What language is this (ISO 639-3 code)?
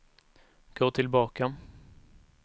swe